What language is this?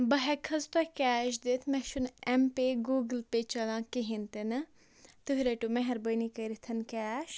Kashmiri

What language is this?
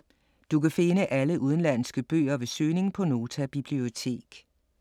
Danish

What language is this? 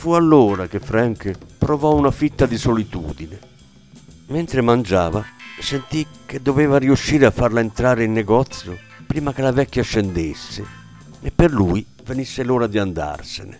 Italian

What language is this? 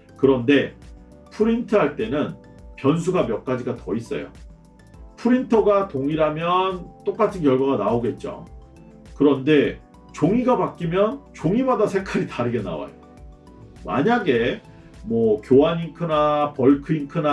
Korean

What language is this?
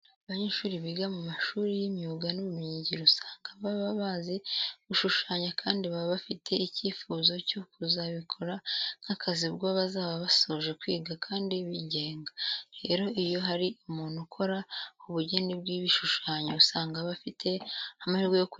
Kinyarwanda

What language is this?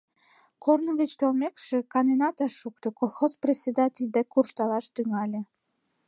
Mari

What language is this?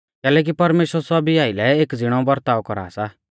Mahasu Pahari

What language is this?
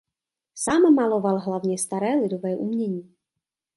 Czech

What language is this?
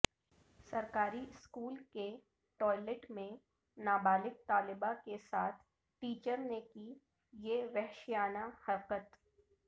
Urdu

